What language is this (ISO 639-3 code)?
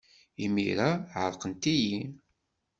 kab